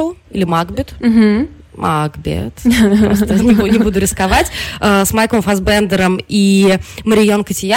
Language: Russian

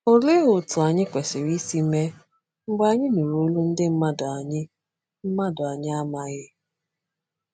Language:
Igbo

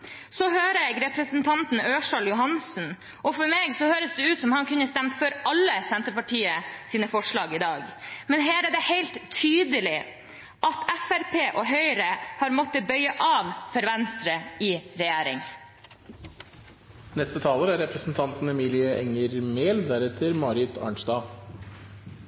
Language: Norwegian Bokmål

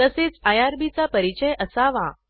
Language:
Marathi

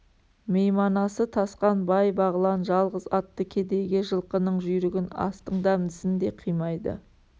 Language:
Kazakh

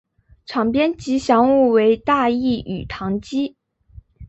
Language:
Chinese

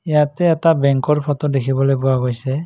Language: Assamese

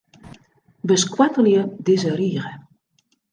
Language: Western Frisian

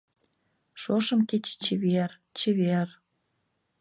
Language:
Mari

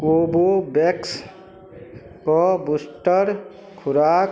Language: Maithili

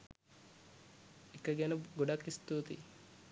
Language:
Sinhala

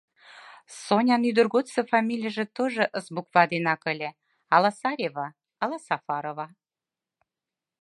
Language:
Mari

